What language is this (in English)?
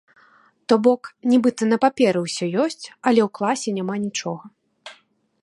Belarusian